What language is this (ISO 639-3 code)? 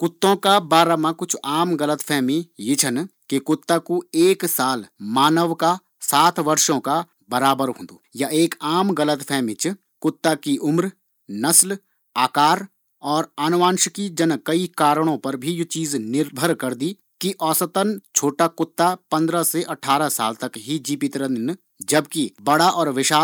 gbm